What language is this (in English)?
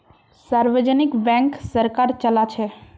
Magahi